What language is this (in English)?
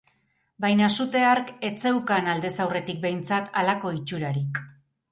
Basque